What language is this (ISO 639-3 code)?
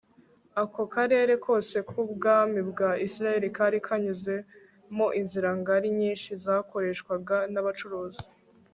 kin